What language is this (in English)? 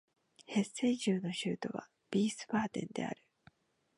Japanese